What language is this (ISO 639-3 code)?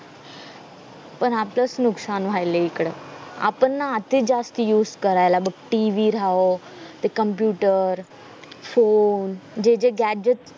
mar